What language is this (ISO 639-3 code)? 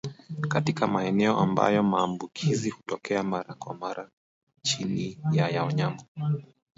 swa